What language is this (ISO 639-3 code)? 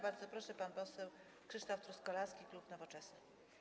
pol